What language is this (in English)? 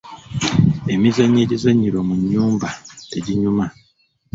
Ganda